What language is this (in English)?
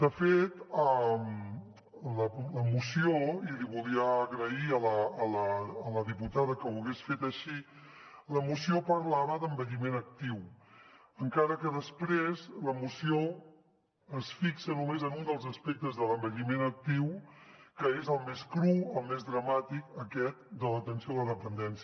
Catalan